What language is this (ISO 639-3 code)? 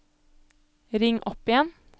nor